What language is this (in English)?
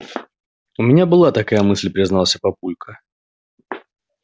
Russian